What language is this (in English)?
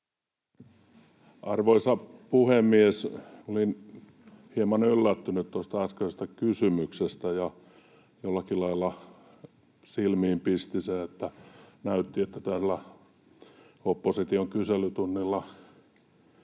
Finnish